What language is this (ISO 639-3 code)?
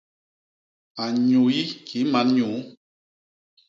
bas